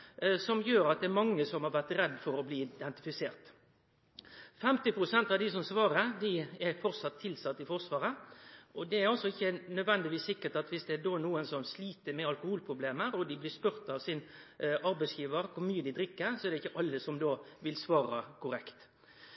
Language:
Norwegian Nynorsk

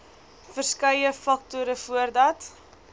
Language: Afrikaans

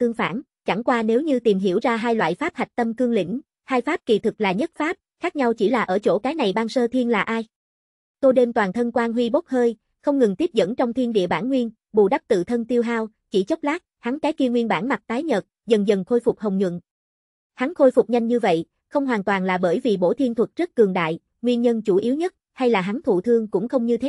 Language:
Vietnamese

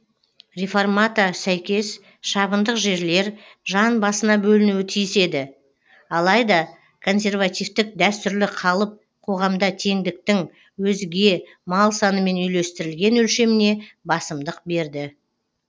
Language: Kazakh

